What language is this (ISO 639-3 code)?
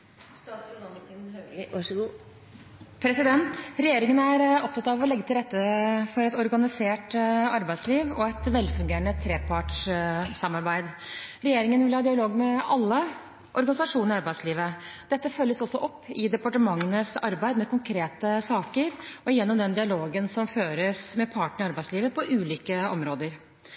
nob